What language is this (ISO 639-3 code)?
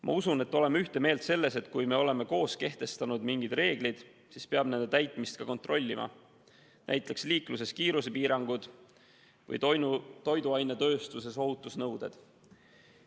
est